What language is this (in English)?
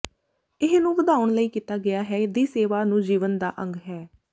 Punjabi